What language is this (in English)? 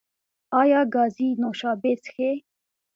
Pashto